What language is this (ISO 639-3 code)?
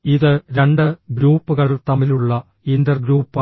mal